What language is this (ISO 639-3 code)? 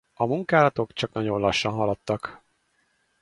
hun